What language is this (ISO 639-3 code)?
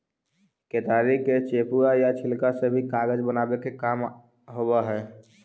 mag